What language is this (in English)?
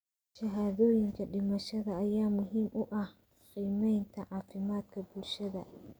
Somali